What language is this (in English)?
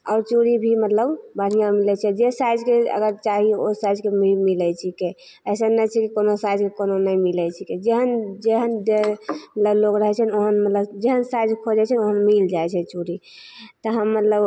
Maithili